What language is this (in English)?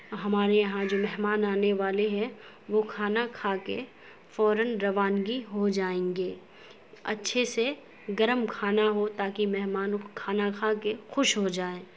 Urdu